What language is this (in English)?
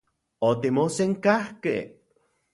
Central Puebla Nahuatl